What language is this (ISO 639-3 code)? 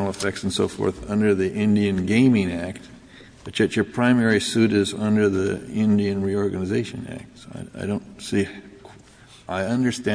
eng